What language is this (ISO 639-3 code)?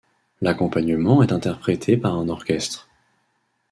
fra